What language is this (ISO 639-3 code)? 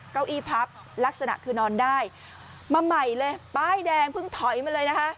tha